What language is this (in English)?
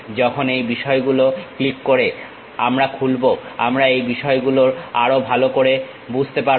Bangla